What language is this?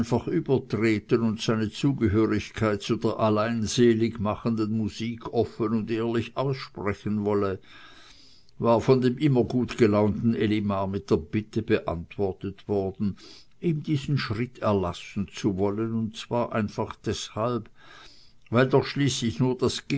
German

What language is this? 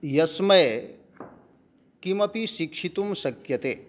Sanskrit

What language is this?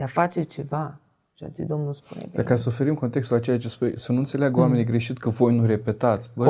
Romanian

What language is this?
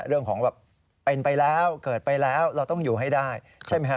Thai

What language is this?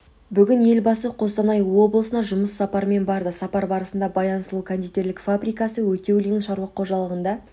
Kazakh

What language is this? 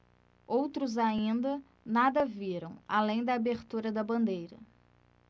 Portuguese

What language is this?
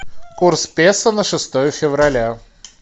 Russian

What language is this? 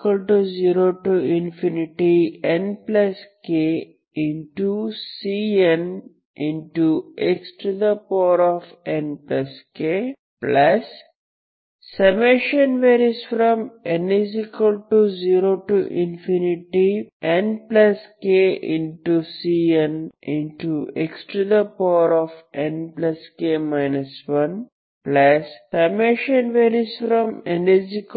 Kannada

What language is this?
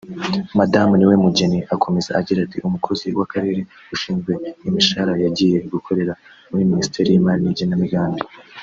Kinyarwanda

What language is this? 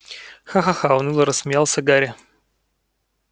Russian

